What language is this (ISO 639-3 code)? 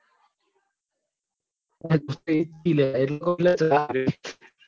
guj